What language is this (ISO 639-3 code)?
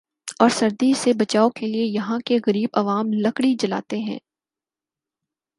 urd